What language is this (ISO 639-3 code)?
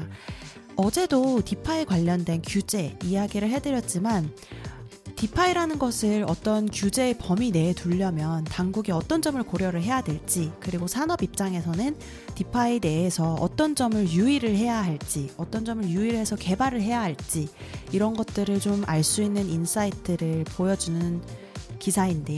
kor